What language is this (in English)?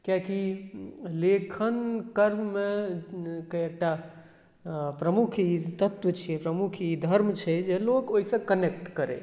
Maithili